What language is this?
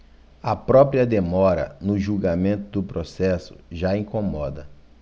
Portuguese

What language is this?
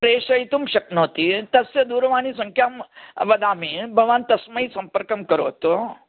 Sanskrit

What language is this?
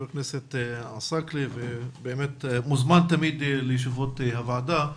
Hebrew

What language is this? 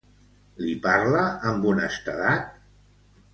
Catalan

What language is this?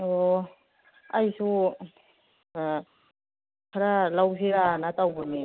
Manipuri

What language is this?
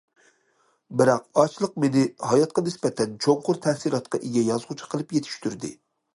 Uyghur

